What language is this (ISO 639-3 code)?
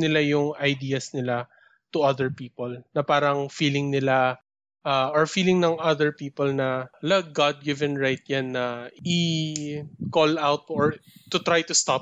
fil